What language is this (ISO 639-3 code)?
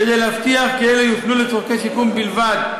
heb